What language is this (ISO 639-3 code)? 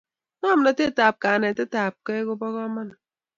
kln